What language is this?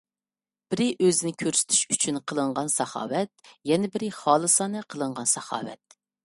Uyghur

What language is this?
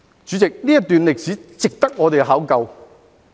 Cantonese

